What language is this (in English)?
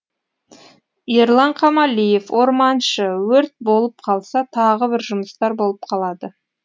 Kazakh